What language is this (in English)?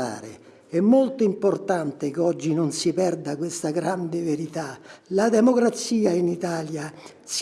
Italian